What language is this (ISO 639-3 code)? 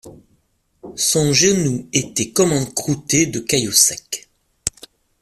fra